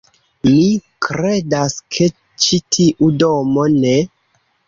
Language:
Esperanto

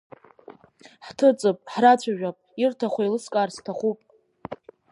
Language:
Abkhazian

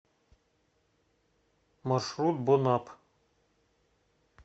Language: Russian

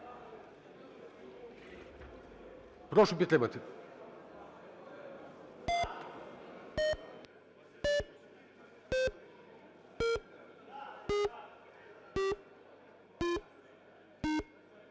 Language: Ukrainian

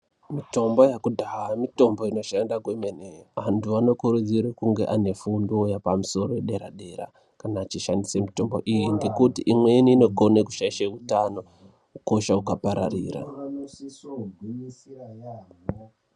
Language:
Ndau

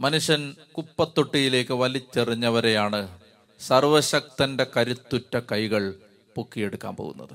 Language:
Malayalam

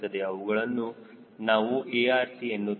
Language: Kannada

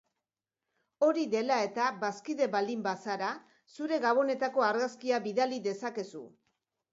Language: Basque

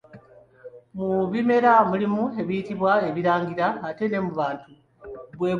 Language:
Ganda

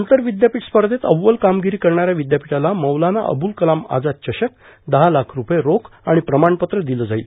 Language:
Marathi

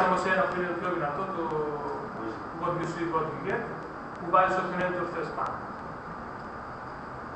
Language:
Greek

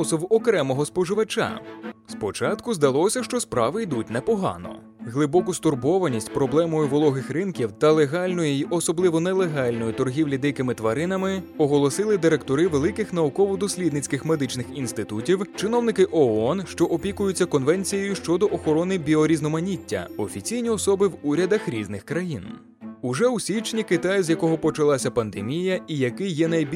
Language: Ukrainian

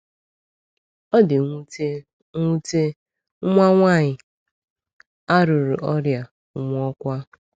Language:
Igbo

